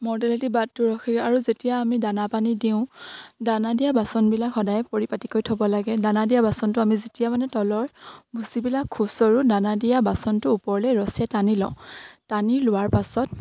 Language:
Assamese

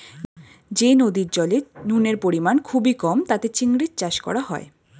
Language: Bangla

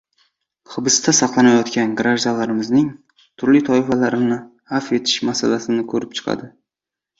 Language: Uzbek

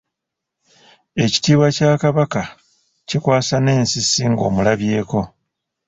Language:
Ganda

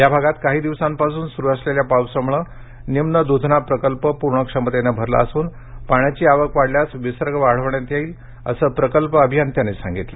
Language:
Marathi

